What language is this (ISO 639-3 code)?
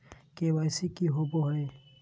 mag